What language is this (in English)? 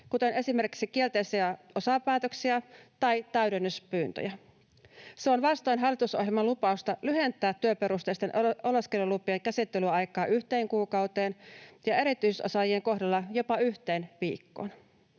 Finnish